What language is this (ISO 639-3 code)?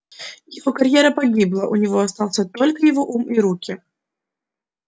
rus